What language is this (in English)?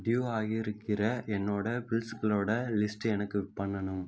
Tamil